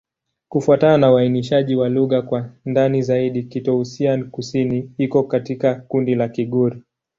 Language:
Swahili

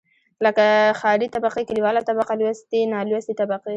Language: Pashto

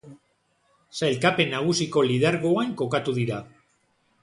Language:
Basque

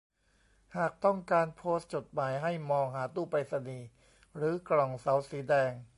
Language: Thai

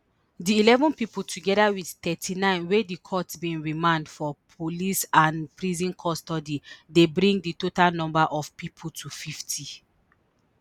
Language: Nigerian Pidgin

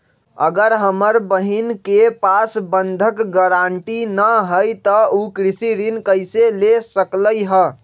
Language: Magahi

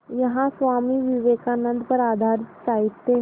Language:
Hindi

